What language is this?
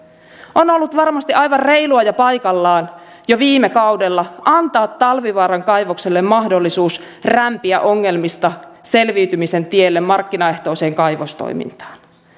Finnish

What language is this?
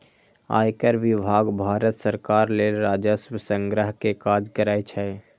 Maithili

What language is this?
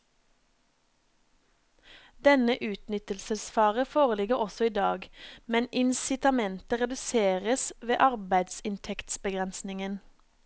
Norwegian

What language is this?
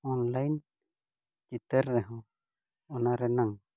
Santali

